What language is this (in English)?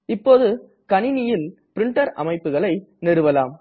Tamil